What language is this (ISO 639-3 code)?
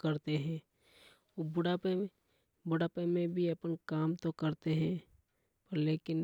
hoj